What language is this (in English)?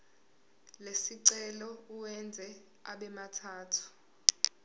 Zulu